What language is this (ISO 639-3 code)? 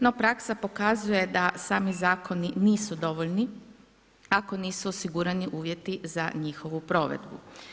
hrv